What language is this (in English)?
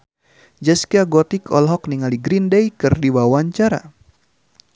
Sundanese